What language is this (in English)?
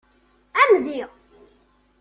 Kabyle